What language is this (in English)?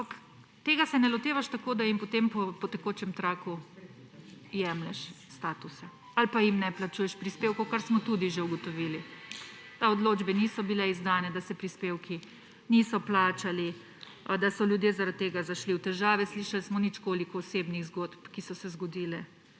Slovenian